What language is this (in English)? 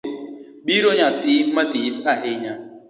Luo (Kenya and Tanzania)